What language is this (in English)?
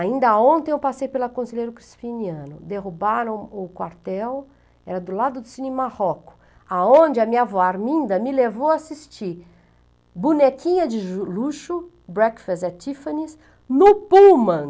Portuguese